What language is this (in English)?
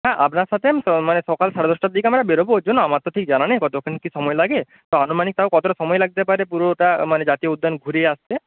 Bangla